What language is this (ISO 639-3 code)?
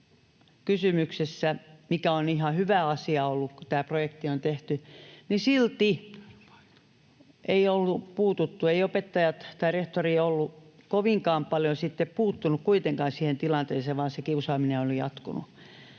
fin